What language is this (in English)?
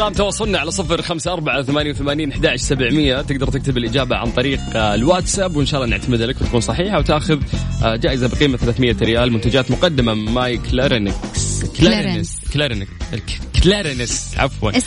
Arabic